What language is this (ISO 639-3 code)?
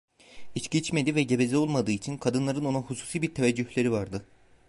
tur